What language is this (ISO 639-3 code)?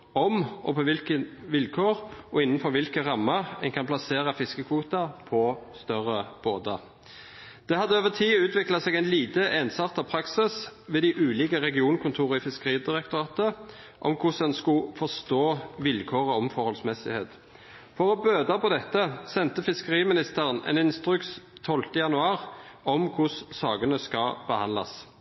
nno